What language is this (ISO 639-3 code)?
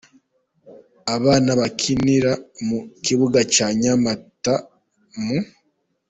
kin